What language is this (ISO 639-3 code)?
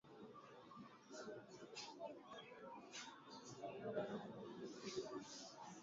swa